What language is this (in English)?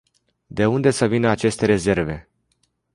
Romanian